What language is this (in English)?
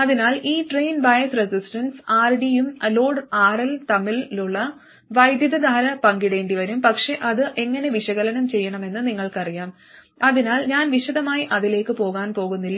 Malayalam